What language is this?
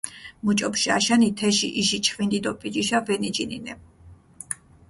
Mingrelian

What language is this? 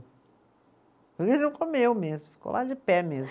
Portuguese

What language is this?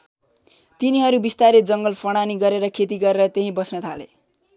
Nepali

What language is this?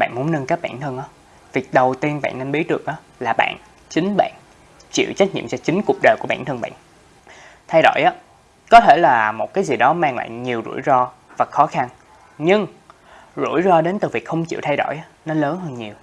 Vietnamese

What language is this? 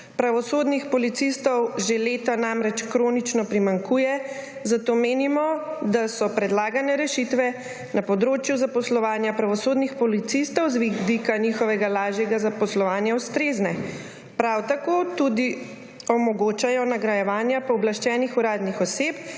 Slovenian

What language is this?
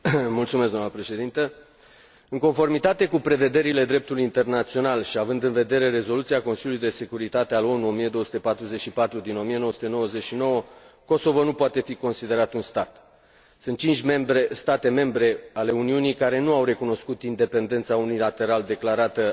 Romanian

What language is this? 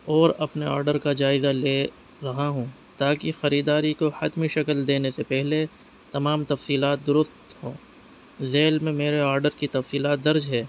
Urdu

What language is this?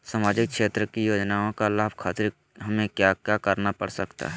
Magahi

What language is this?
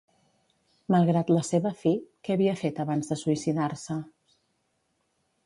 Catalan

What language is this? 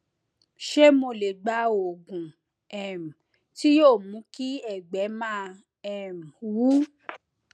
Yoruba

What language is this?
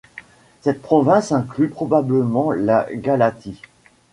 French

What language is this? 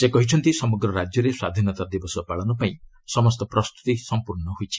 Odia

